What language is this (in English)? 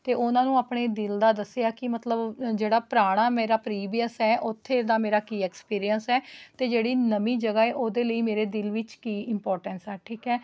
Punjabi